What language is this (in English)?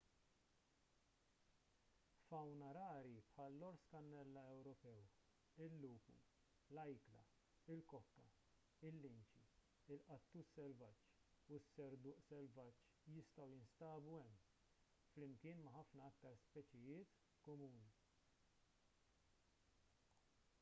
Maltese